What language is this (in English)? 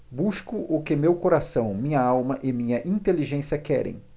Portuguese